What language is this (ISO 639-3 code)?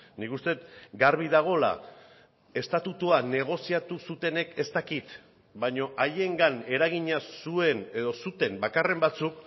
eus